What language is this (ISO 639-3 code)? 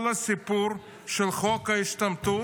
heb